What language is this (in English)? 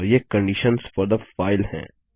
Hindi